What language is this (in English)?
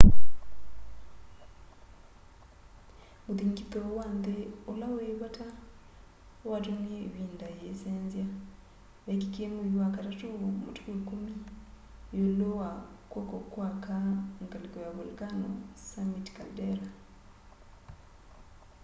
Kamba